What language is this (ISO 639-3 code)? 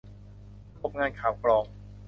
tha